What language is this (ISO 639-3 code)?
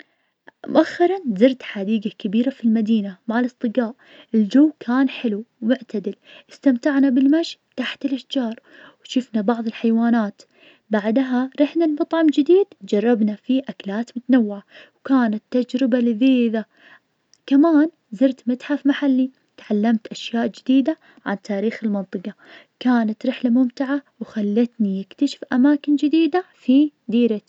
ars